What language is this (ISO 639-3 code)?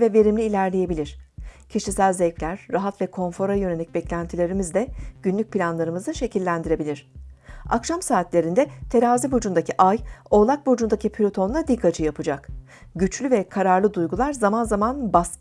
tur